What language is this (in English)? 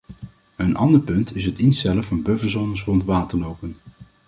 Dutch